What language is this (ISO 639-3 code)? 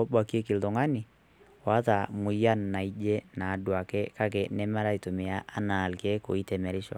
mas